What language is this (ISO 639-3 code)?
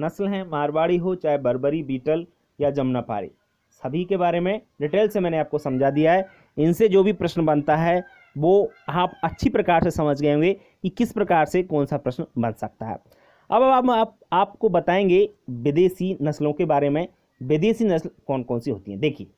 hin